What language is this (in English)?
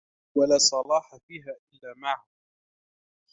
Arabic